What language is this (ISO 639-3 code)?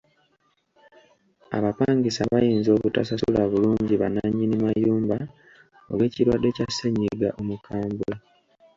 lug